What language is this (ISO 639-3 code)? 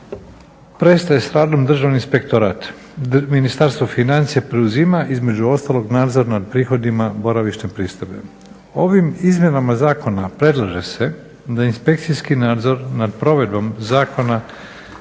hrv